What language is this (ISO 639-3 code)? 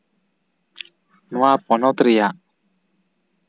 sat